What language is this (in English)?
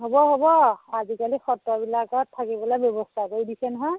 Assamese